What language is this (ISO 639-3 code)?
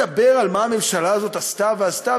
heb